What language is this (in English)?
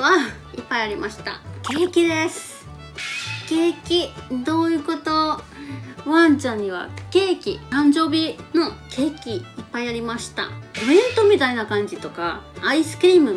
Japanese